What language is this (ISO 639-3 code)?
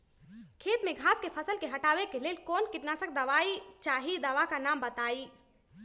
mag